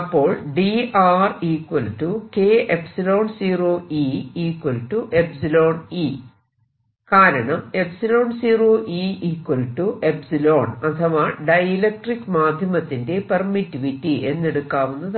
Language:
Malayalam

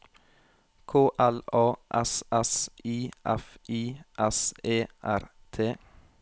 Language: Norwegian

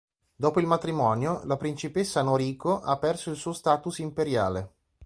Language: Italian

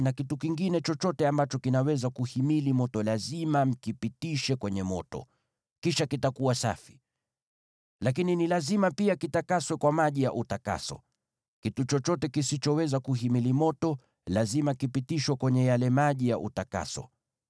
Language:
Swahili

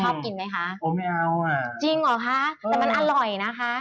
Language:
Thai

